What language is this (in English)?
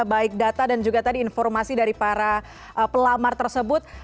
Indonesian